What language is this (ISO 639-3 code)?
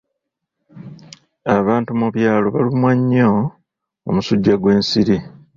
lug